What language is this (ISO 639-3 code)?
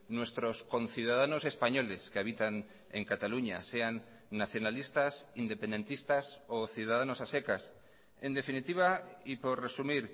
spa